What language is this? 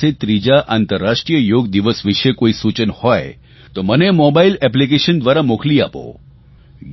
Gujarati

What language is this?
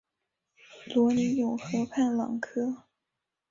Chinese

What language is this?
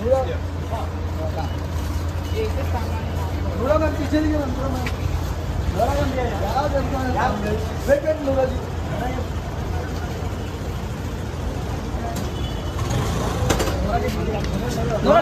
Arabic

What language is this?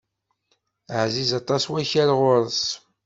Kabyle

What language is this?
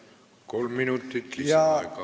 Estonian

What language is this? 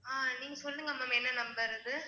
Tamil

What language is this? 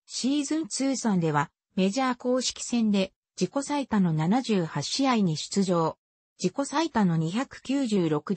Japanese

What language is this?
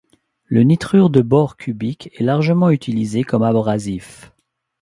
French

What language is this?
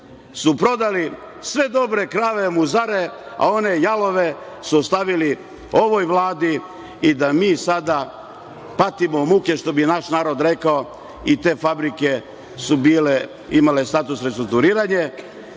Serbian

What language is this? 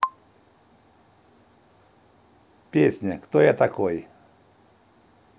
Russian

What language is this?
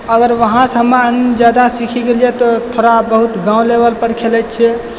Maithili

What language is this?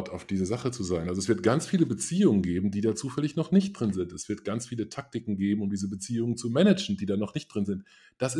German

